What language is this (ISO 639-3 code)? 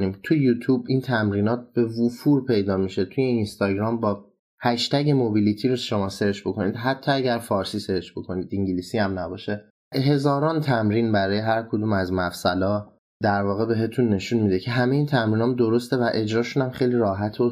fas